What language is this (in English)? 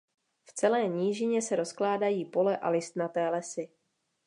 Czech